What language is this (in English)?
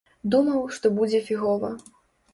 Belarusian